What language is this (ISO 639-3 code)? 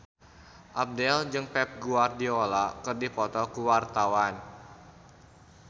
sun